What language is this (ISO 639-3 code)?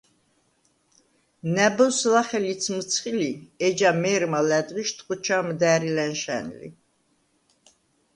sva